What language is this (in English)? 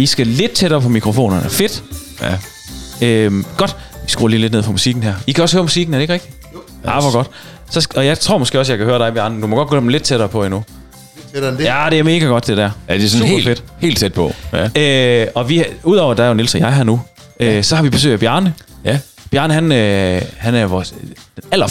Danish